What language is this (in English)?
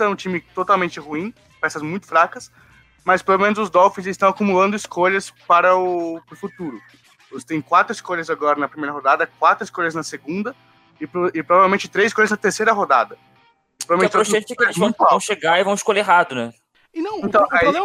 Portuguese